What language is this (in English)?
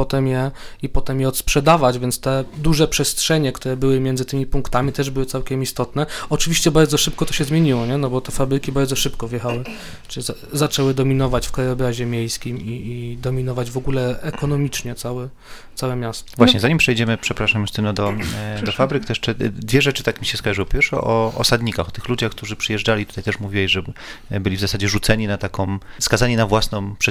Polish